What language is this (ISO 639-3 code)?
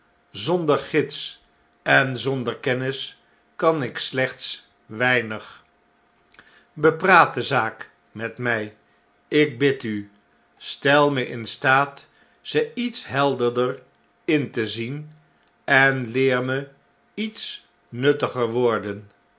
nld